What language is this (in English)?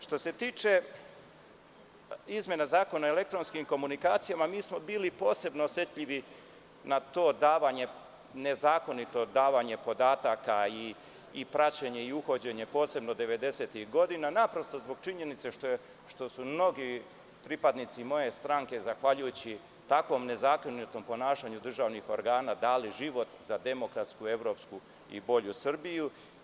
Serbian